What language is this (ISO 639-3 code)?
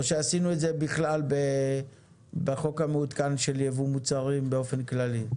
heb